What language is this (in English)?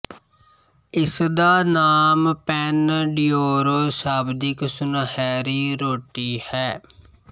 Punjabi